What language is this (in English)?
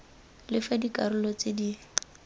Tswana